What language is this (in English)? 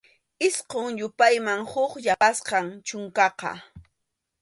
Arequipa-La Unión Quechua